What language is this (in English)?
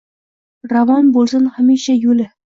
Uzbek